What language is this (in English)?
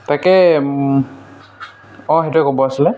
Assamese